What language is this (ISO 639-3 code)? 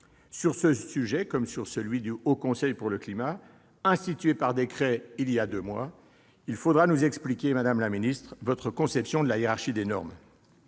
fra